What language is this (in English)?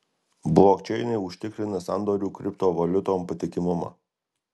Lithuanian